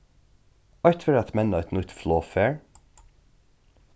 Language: Faroese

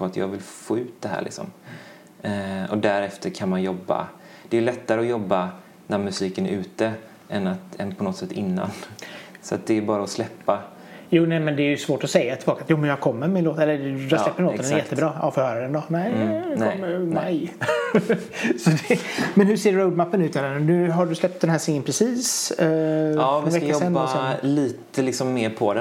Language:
Swedish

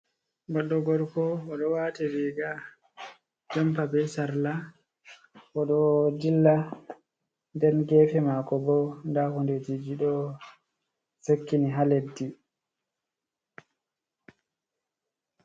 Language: Fula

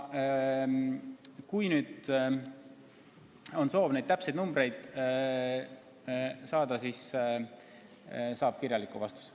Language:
Estonian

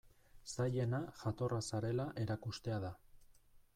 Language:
Basque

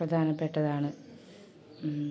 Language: Malayalam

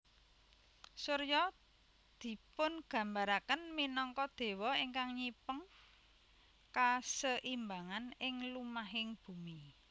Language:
Javanese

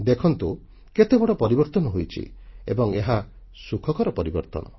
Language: Odia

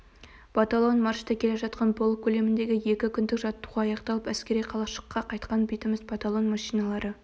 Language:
Kazakh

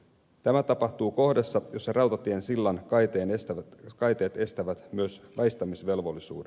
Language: Finnish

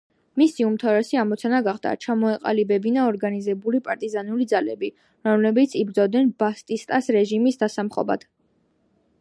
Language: Georgian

